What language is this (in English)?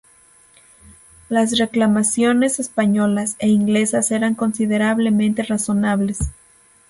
Spanish